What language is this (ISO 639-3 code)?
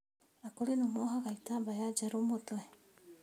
kik